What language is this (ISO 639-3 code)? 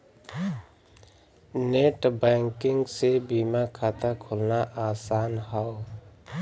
bho